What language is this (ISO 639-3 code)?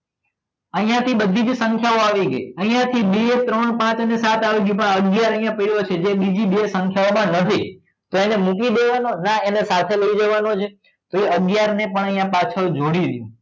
guj